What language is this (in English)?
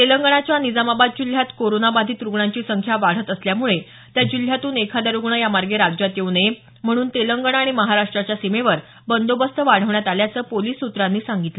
Marathi